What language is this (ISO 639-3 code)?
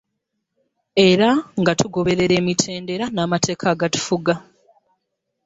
lug